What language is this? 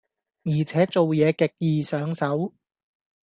Cantonese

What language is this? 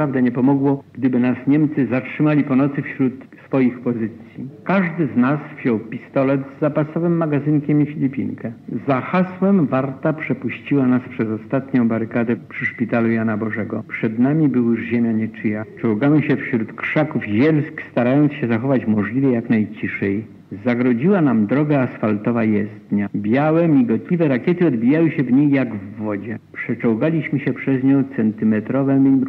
Polish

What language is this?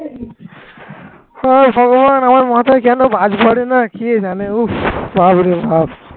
Bangla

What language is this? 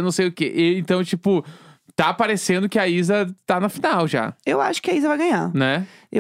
Portuguese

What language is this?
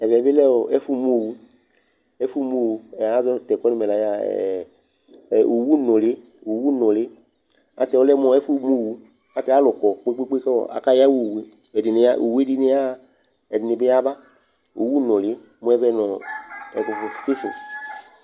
Ikposo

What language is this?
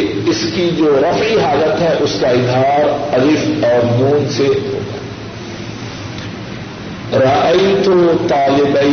Urdu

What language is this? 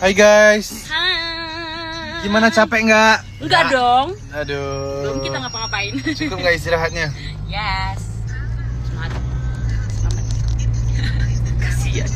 Indonesian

